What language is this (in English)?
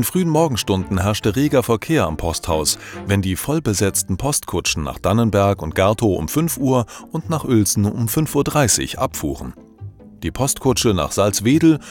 German